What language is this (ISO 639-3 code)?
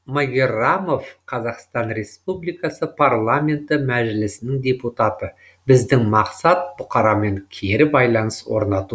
kaz